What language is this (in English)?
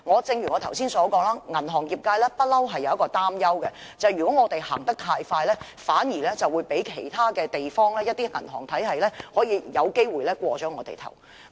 Cantonese